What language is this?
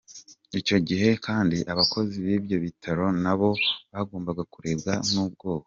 Kinyarwanda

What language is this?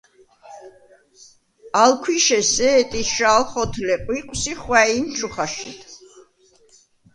Svan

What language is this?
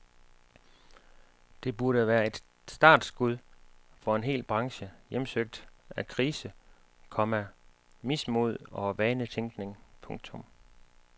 Danish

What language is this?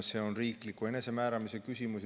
Estonian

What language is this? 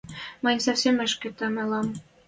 Western Mari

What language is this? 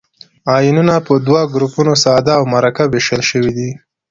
Pashto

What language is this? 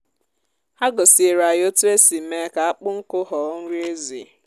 Igbo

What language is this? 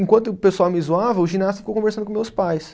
Portuguese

